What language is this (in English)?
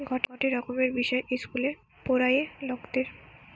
Bangla